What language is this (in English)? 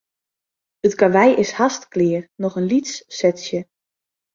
Western Frisian